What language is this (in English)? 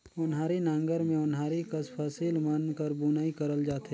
Chhattisgarhi